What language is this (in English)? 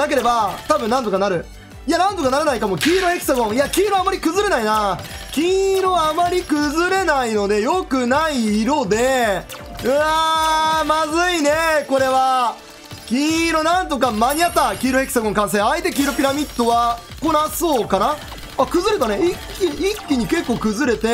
Japanese